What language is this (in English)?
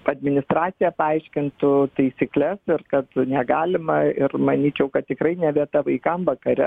Lithuanian